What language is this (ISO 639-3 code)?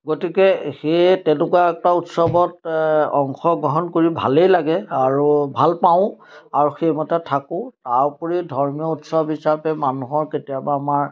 asm